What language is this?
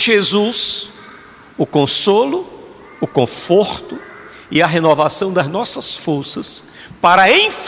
Portuguese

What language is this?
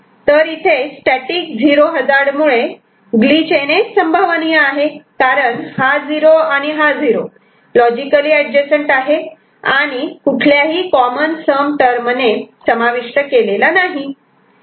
Marathi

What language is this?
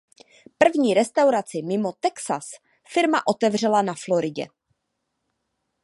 Czech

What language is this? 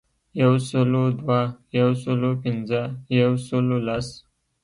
Pashto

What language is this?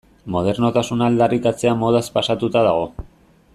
Basque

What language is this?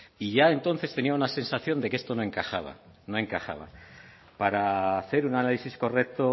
Spanish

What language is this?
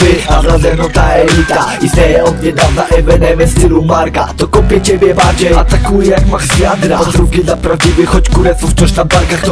Polish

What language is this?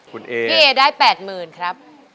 Thai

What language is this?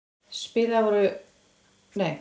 Icelandic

